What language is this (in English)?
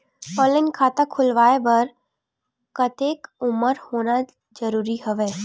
Chhattisgarhi